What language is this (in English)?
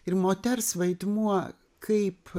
Lithuanian